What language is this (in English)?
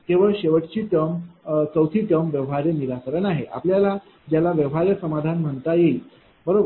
Marathi